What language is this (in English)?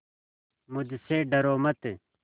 Hindi